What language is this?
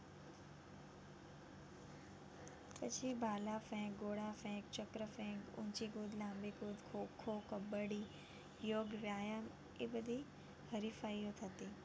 Gujarati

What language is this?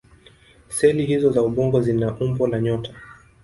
Swahili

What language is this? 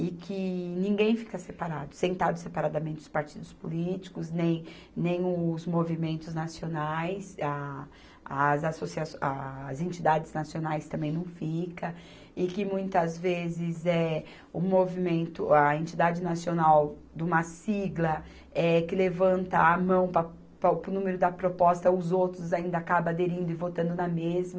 Portuguese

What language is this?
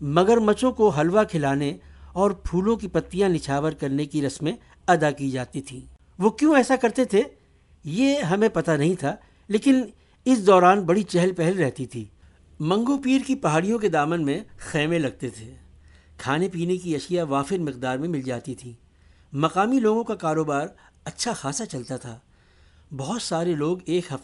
Urdu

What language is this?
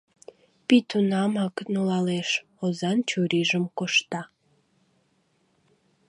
Mari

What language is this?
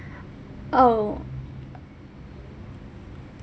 English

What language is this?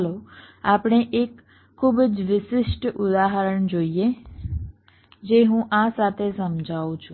Gujarati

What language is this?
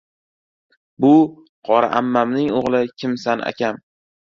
Uzbek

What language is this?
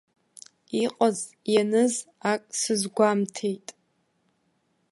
Abkhazian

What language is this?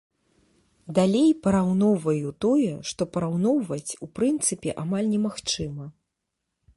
Belarusian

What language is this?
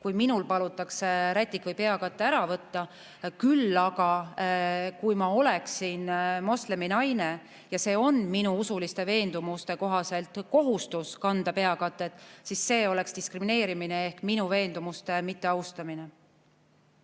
Estonian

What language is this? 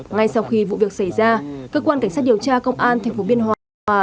Vietnamese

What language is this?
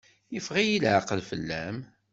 Kabyle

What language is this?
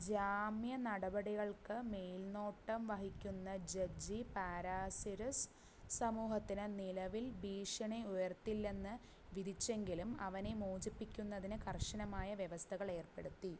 Malayalam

